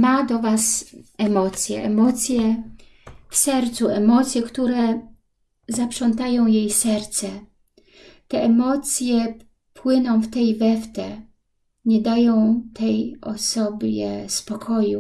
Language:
Polish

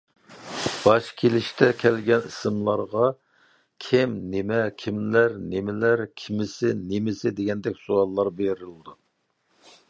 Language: Uyghur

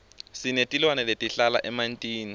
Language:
Swati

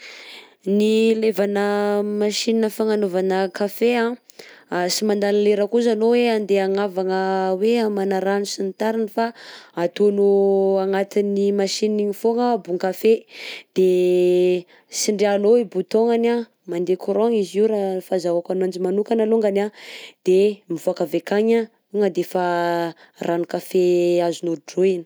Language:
Southern Betsimisaraka Malagasy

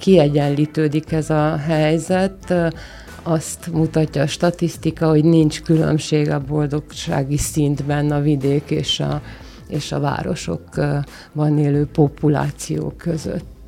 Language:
Hungarian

